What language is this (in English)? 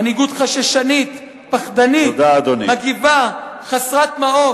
Hebrew